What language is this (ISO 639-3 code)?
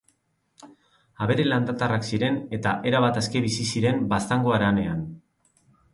eus